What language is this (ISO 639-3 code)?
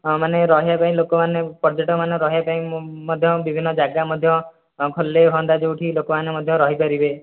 ori